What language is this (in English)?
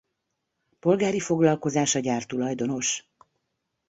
Hungarian